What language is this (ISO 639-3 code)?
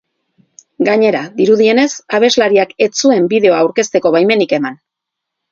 eus